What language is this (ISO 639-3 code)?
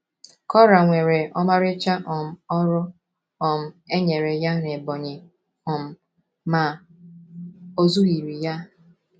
ibo